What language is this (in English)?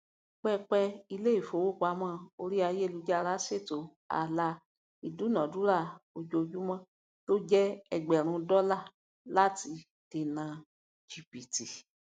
Yoruba